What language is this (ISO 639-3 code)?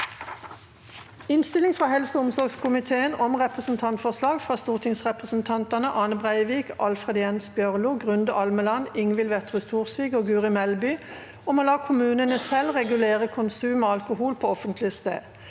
nor